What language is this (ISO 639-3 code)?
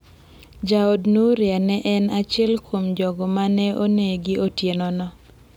luo